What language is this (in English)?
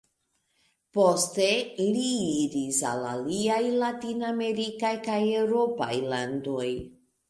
Esperanto